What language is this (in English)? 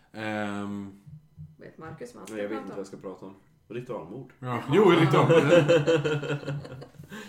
Swedish